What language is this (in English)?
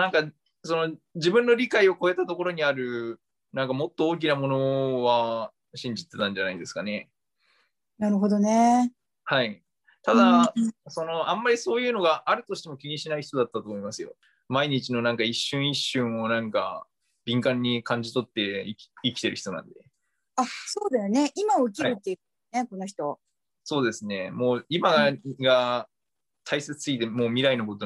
Japanese